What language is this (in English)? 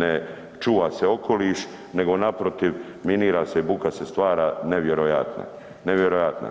Croatian